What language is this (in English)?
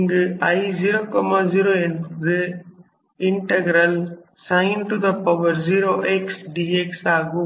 Tamil